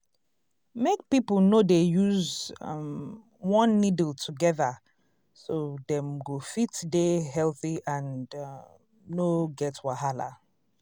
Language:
Nigerian Pidgin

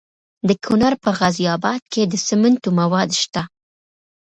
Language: Pashto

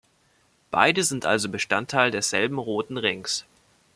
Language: German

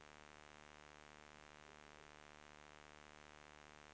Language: Swedish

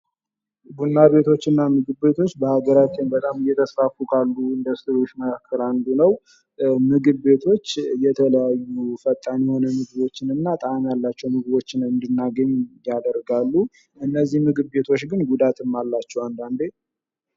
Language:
Amharic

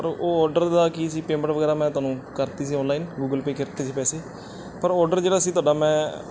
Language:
Punjabi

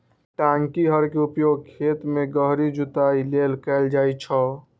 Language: Maithili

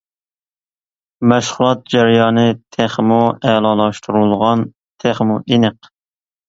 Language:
Uyghur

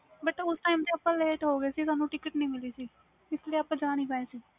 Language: Punjabi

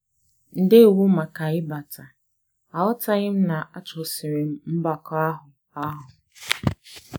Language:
Igbo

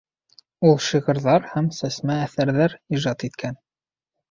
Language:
Bashkir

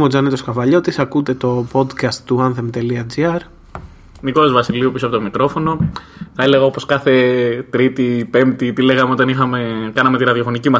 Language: Greek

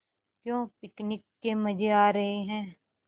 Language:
Hindi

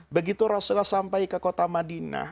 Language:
Indonesian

